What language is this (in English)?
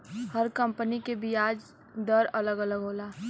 Bhojpuri